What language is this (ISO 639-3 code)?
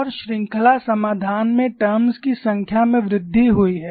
hin